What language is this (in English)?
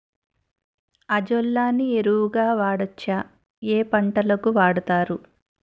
Telugu